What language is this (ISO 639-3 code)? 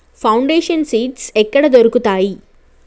tel